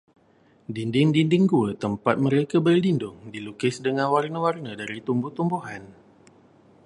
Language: Malay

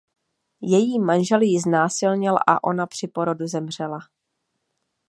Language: Czech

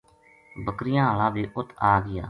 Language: Gujari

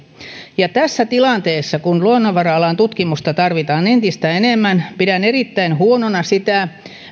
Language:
Finnish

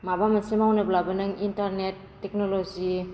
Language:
Bodo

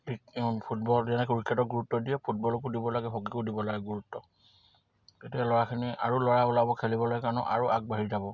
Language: Assamese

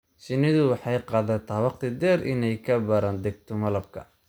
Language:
Somali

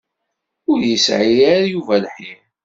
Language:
Kabyle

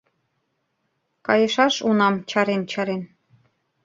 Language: Mari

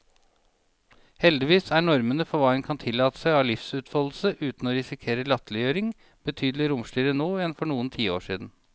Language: Norwegian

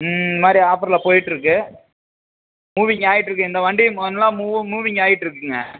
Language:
Tamil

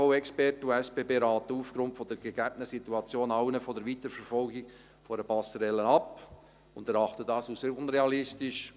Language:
Swiss German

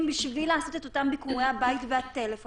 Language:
Hebrew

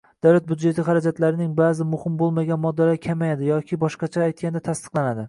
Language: Uzbek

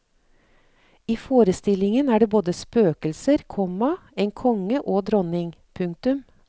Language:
Norwegian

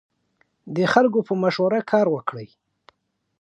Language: Pashto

